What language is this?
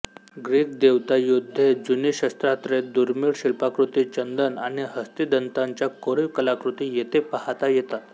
Marathi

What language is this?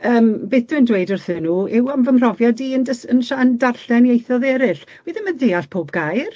Welsh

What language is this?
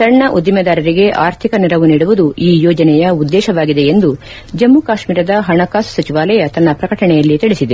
Kannada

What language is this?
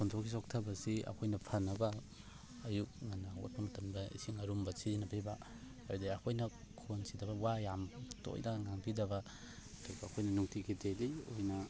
Manipuri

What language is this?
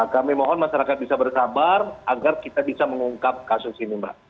Indonesian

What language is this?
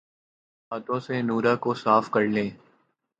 Urdu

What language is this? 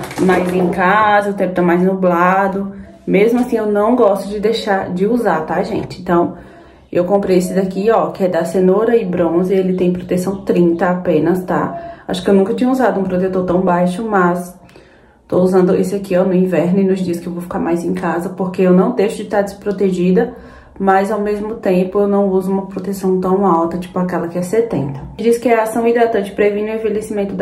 Portuguese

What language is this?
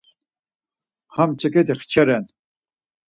Laz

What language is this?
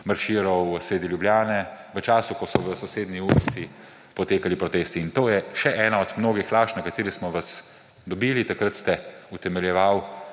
Slovenian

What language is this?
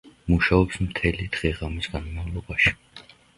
Georgian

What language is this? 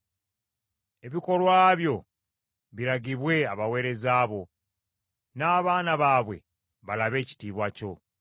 Ganda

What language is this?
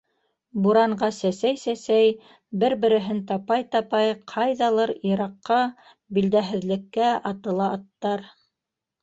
Bashkir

